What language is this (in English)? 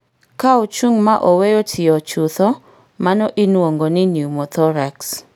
Luo (Kenya and Tanzania)